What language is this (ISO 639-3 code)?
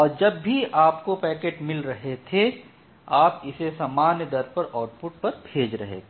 hin